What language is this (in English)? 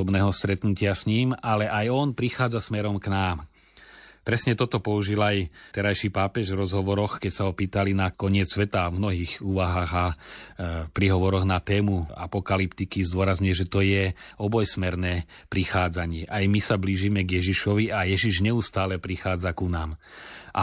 Slovak